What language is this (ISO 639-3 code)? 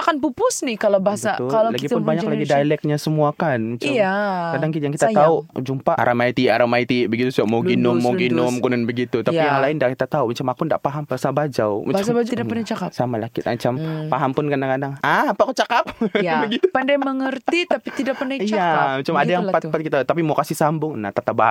msa